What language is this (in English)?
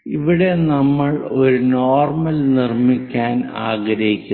Malayalam